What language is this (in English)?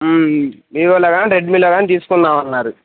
Telugu